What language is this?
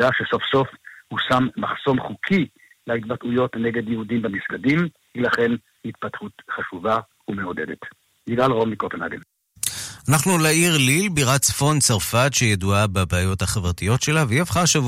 Hebrew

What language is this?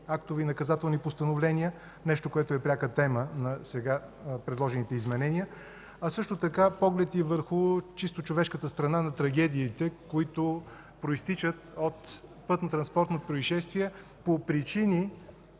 Bulgarian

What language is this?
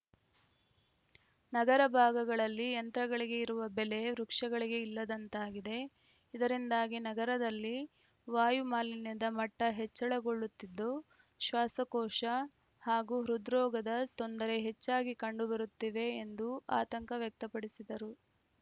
Kannada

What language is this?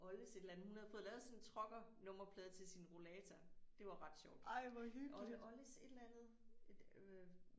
Danish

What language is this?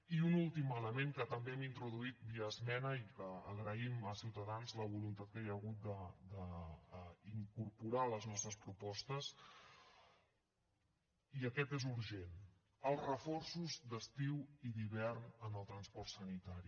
Catalan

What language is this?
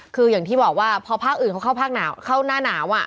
Thai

